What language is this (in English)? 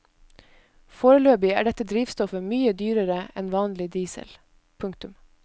Norwegian